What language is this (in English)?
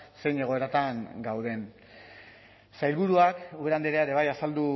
Basque